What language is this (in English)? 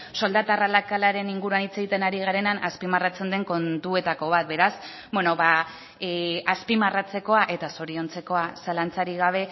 Basque